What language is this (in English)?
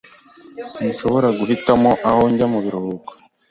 Kinyarwanda